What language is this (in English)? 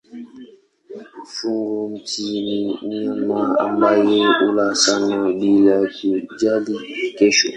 Swahili